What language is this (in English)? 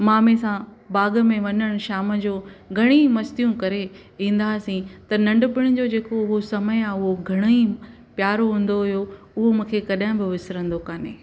Sindhi